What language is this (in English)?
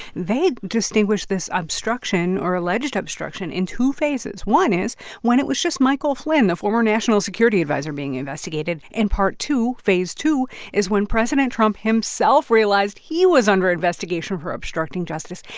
English